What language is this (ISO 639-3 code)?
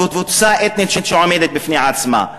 heb